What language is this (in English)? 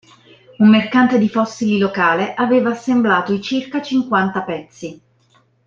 Italian